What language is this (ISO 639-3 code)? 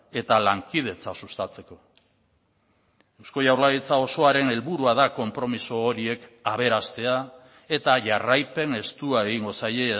eus